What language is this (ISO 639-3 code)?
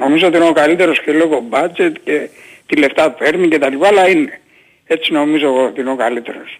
ell